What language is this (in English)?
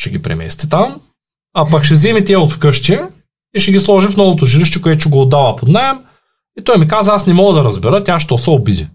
Bulgarian